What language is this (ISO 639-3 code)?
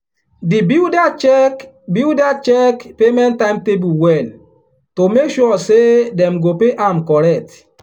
pcm